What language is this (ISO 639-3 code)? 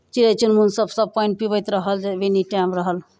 mai